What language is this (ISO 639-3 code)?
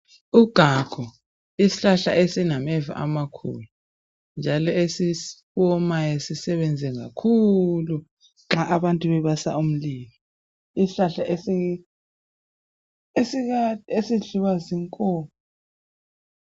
nde